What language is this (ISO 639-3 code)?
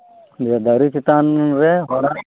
sat